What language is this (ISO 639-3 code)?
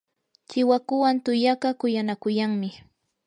qur